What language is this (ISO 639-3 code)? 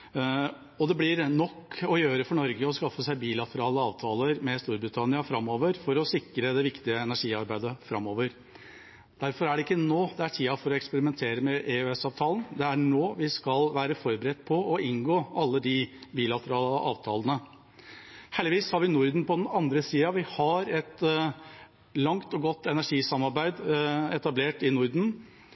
nob